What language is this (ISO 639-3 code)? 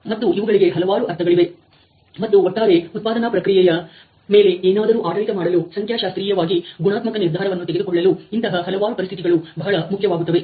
kan